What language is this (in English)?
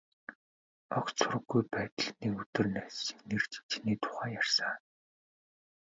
Mongolian